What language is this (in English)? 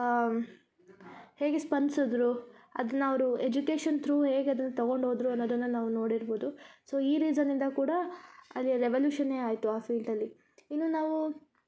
Kannada